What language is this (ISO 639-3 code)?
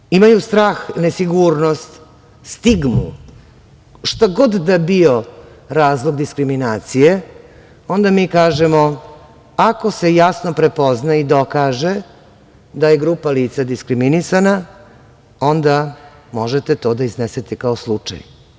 srp